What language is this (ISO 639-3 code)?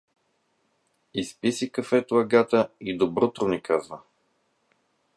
bul